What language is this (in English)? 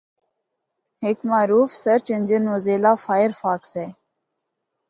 Northern Hindko